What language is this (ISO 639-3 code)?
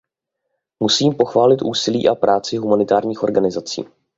ces